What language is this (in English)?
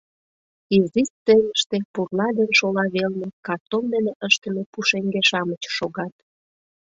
Mari